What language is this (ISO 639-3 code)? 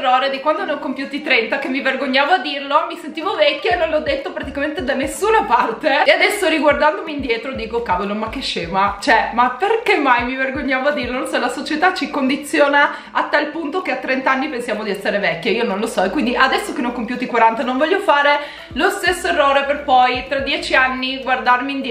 ita